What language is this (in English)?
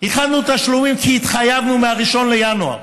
Hebrew